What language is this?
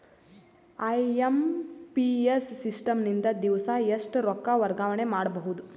Kannada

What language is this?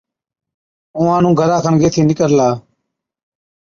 Od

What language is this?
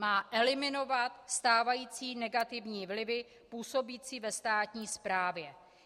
Czech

